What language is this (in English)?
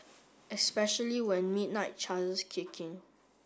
English